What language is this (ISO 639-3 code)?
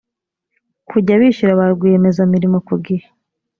kin